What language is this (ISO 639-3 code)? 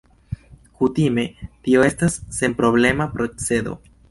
epo